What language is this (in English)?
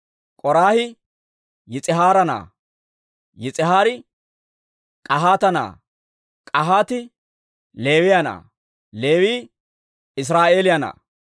Dawro